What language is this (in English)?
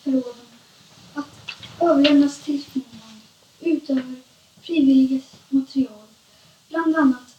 Swedish